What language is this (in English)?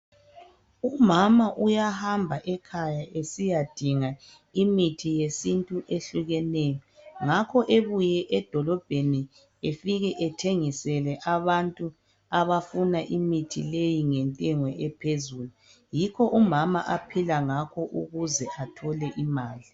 North Ndebele